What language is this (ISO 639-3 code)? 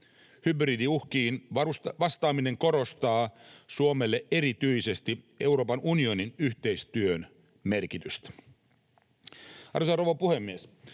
fin